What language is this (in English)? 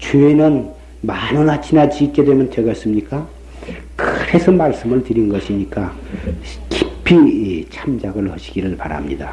Korean